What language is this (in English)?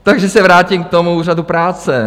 Czech